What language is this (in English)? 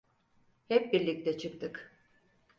Turkish